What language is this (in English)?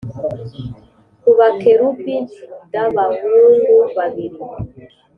Kinyarwanda